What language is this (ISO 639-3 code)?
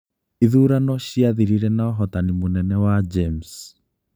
kik